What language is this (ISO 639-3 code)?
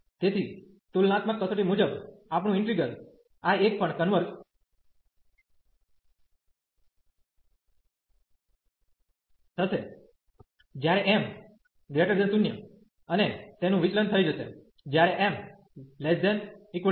guj